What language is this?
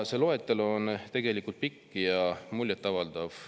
Estonian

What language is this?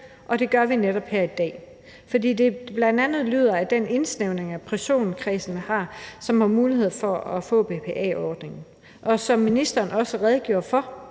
Danish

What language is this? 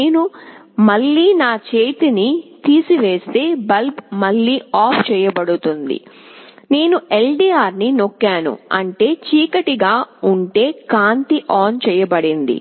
Telugu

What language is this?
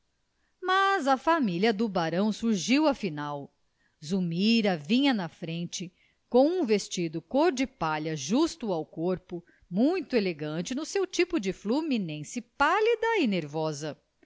Portuguese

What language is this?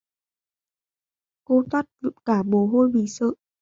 Vietnamese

